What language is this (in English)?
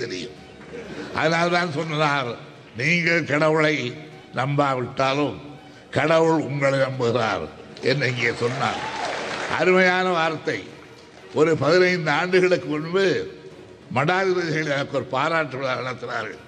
Tamil